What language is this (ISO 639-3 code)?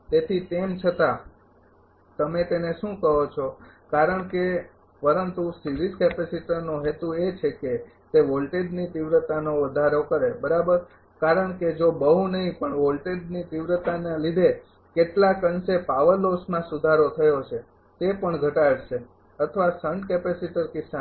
guj